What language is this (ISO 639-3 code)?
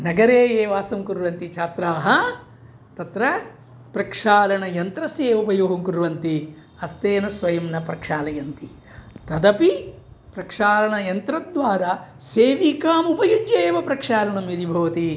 san